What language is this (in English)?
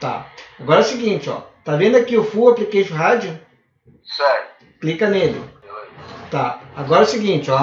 Portuguese